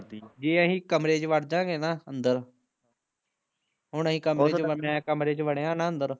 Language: Punjabi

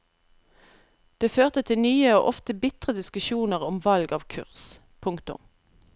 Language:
Norwegian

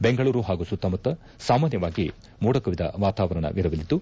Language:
Kannada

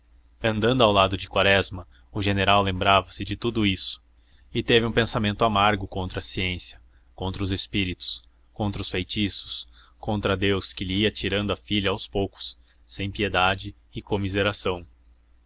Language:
Portuguese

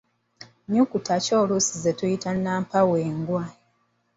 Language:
Ganda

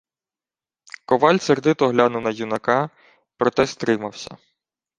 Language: Ukrainian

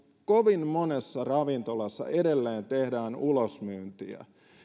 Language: Finnish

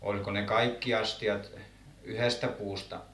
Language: Finnish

